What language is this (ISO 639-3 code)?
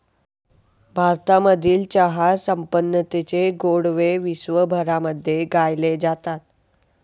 mar